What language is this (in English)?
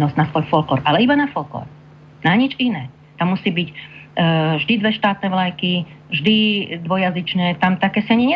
Slovak